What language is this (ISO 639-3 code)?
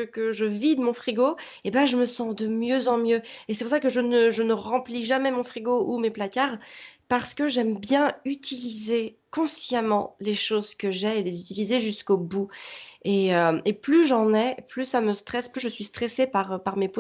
fra